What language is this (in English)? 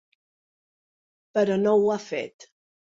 Catalan